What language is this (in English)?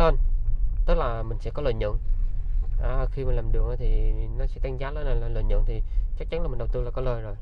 Vietnamese